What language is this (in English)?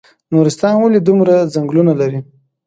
Pashto